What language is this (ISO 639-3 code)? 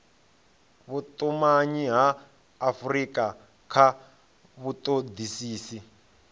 ven